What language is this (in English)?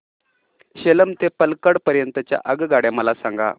Marathi